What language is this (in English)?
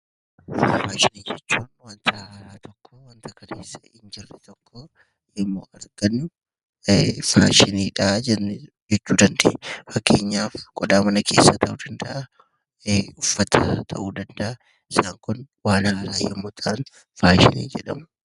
Oromo